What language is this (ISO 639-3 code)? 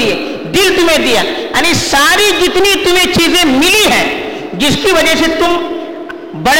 urd